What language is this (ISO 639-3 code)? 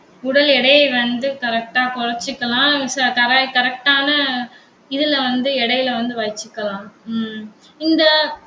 tam